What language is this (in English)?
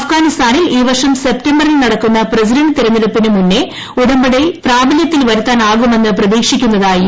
Malayalam